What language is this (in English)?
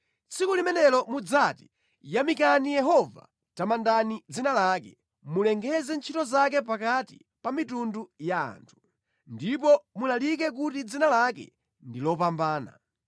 Nyanja